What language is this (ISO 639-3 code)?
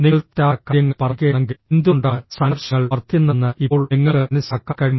mal